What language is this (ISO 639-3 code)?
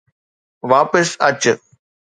snd